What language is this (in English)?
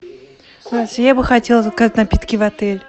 Russian